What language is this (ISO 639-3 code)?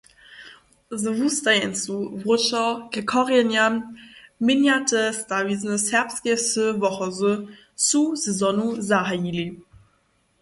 hsb